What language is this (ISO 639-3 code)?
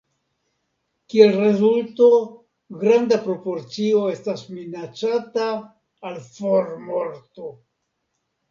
epo